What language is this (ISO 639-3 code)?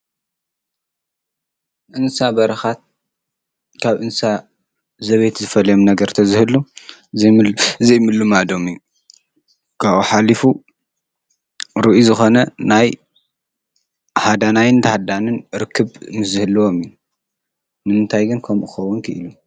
tir